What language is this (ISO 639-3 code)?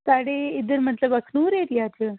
doi